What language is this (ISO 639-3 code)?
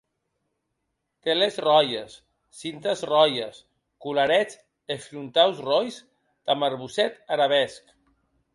oci